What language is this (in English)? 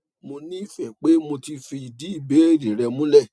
Yoruba